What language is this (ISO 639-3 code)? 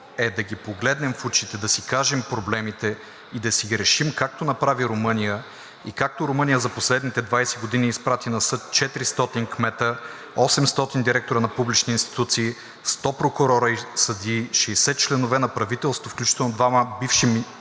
bul